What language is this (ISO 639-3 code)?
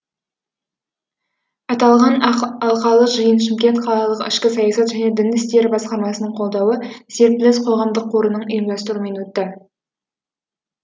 kaz